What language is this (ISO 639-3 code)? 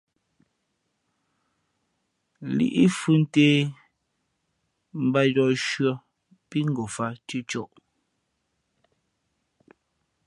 fmp